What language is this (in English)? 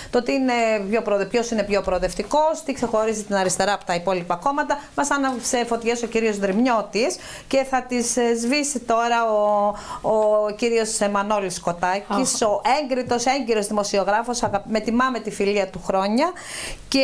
Greek